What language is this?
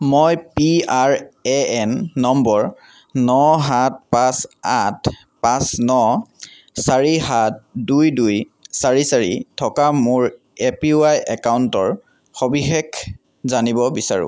Assamese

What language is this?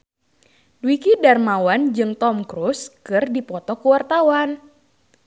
Sundanese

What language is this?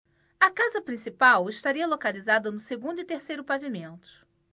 Portuguese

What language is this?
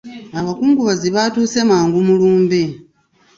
Ganda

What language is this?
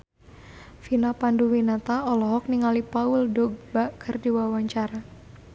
Sundanese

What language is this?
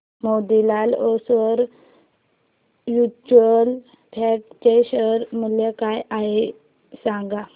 Marathi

